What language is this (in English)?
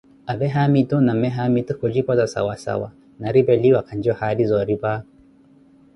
Koti